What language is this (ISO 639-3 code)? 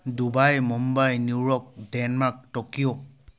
asm